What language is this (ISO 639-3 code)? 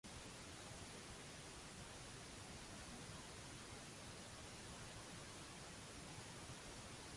mlt